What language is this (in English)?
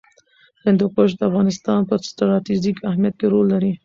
Pashto